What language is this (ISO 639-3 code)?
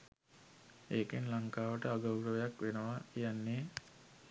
sin